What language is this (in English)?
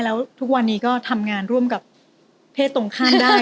Thai